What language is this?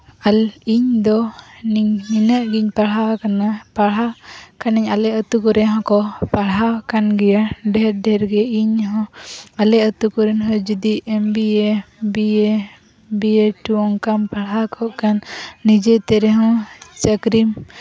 Santali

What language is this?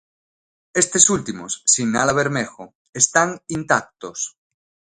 Galician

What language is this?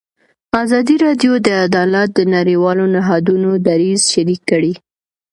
Pashto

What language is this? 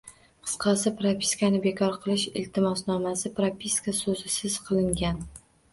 Uzbek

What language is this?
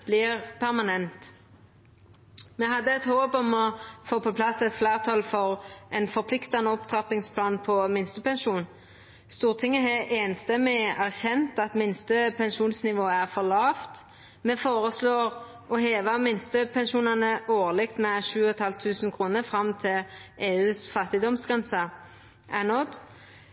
Norwegian Nynorsk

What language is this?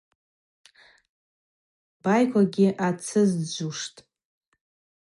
Abaza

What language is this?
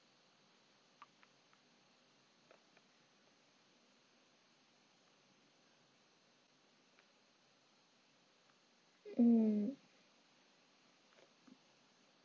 English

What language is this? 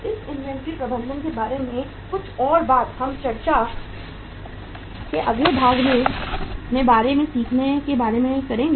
Hindi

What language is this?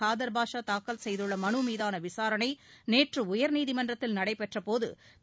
Tamil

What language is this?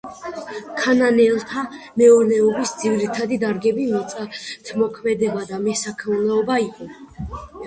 Georgian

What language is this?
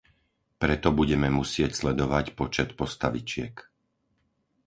Slovak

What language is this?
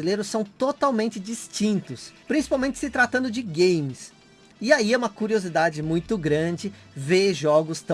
Portuguese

